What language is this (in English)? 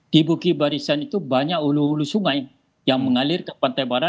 Indonesian